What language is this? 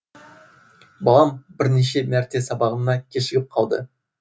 Kazakh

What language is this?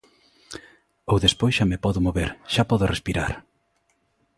Galician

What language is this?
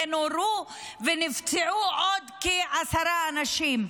Hebrew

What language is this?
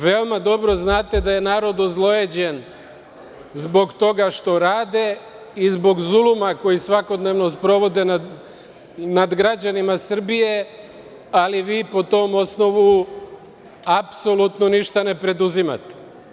Serbian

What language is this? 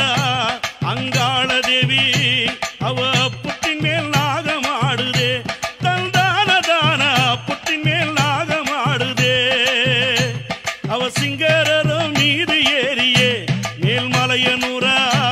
Arabic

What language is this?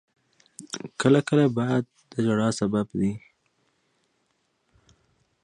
Pashto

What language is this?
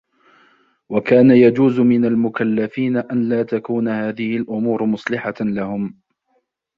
Arabic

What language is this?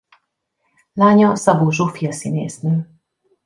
Hungarian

